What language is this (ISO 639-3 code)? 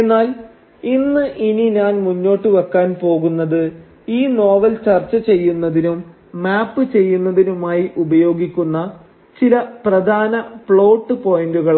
mal